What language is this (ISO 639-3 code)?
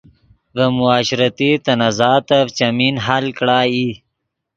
ydg